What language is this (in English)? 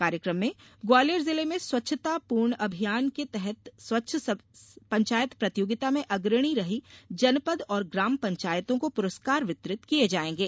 Hindi